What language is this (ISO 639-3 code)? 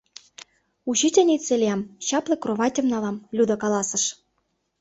chm